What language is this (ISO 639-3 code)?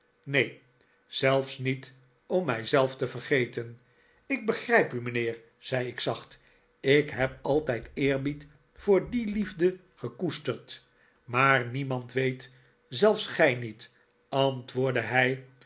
nld